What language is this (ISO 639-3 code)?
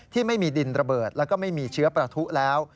tha